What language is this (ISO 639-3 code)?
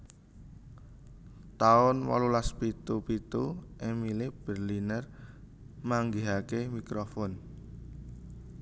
jav